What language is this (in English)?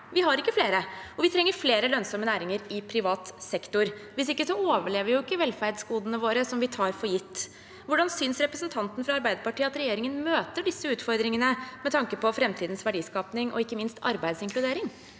Norwegian